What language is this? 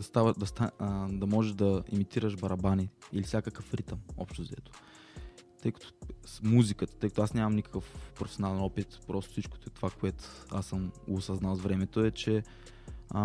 Bulgarian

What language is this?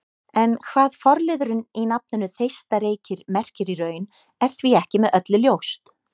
Icelandic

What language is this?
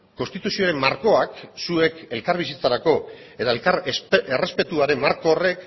Basque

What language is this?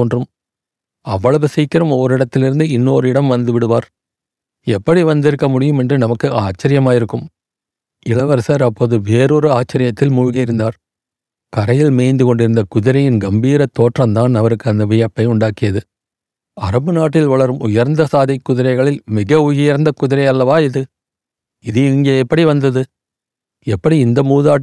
Tamil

